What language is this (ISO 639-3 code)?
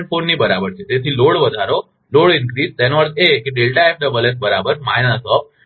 guj